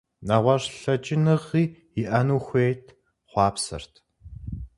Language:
Kabardian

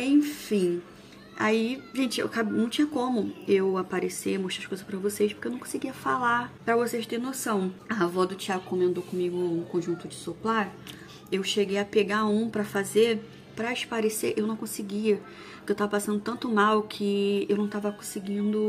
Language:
Portuguese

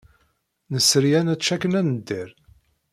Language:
Kabyle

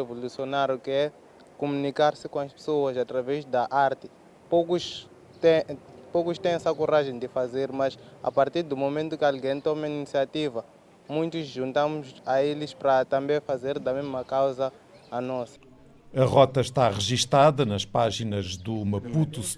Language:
Portuguese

